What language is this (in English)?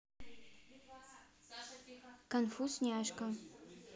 Russian